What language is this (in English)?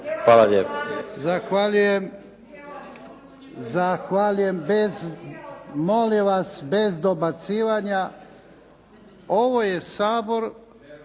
Croatian